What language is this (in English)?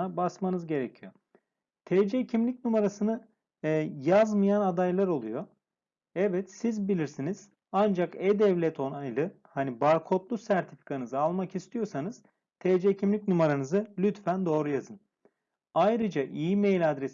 Turkish